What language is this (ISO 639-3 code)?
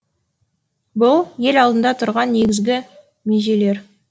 kaz